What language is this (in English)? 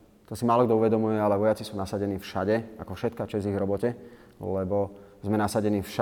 Slovak